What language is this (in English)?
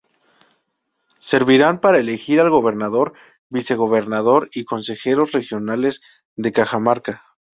Spanish